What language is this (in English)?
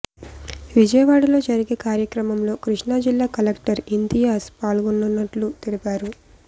Telugu